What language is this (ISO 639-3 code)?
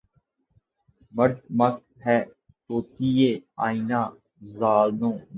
urd